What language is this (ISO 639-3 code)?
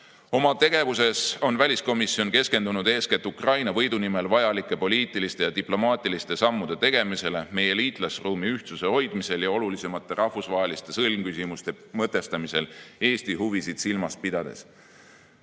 est